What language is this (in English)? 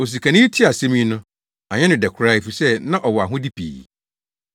Akan